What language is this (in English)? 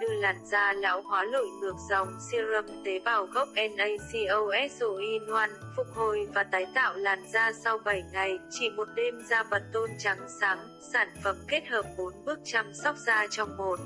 Vietnamese